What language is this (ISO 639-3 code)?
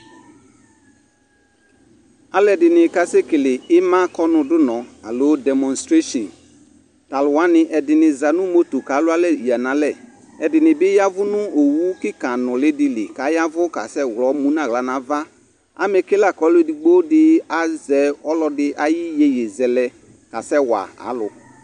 kpo